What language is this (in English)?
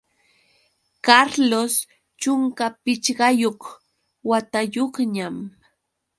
Yauyos Quechua